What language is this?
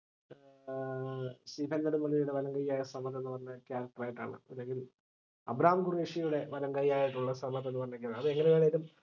Malayalam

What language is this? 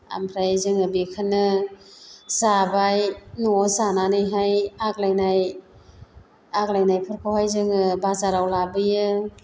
Bodo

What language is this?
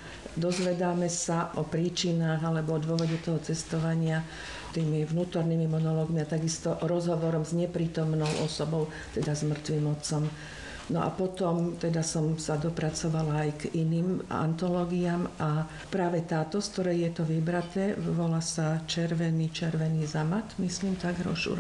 Slovak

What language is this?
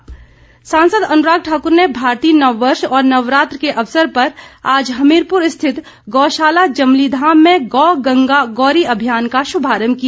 Hindi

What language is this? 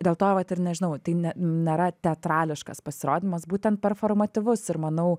Lithuanian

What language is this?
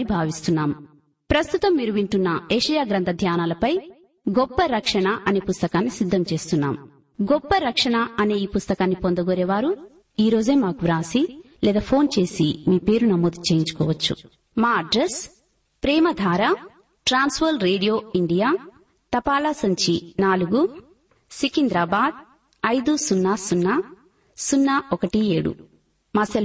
Telugu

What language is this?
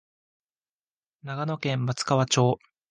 Japanese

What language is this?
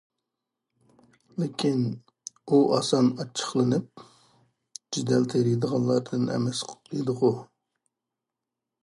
Uyghur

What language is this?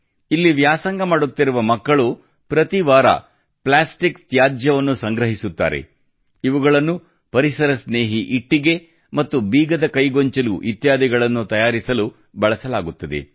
Kannada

